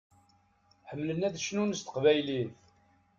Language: Kabyle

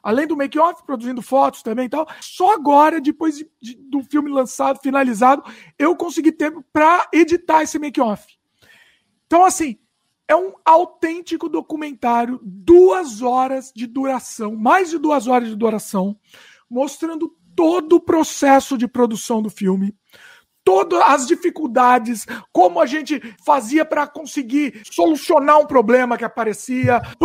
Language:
Portuguese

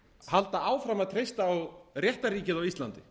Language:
Icelandic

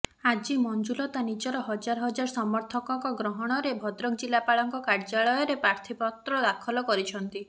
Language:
Odia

